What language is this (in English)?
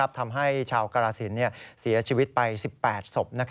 Thai